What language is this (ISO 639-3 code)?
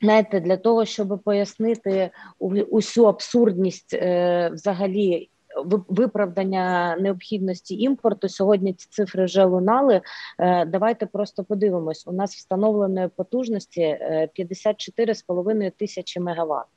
ukr